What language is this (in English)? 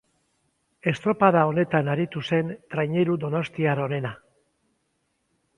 Basque